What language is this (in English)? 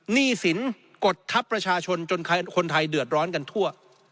Thai